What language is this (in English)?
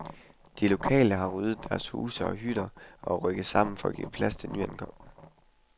Danish